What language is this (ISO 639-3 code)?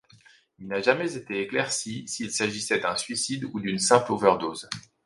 fra